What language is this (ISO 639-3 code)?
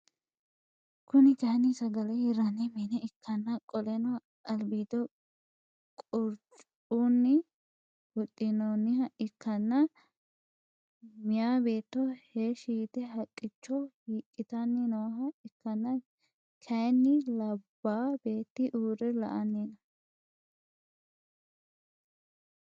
sid